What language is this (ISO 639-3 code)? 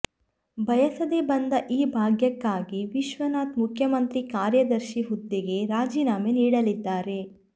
kan